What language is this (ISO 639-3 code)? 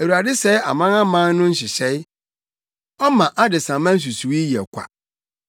aka